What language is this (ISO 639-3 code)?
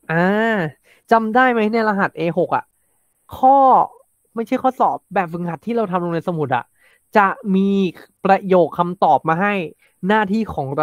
tha